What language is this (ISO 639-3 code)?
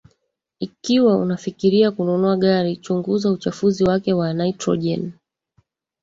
swa